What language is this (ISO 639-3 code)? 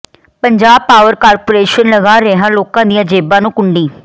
pan